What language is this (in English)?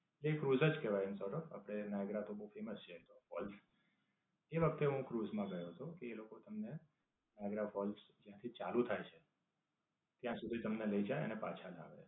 Gujarati